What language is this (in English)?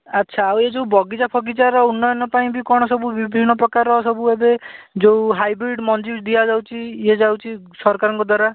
Odia